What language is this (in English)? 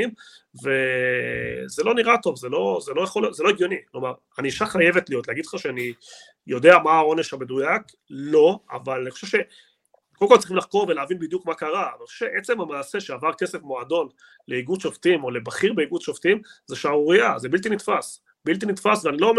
Hebrew